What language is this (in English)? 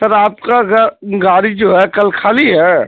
Urdu